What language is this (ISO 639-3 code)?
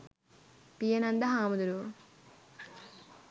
sin